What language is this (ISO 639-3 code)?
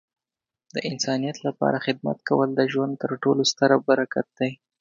pus